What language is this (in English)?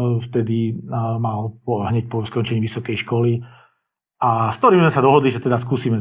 Slovak